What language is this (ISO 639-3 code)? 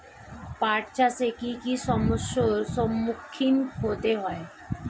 ben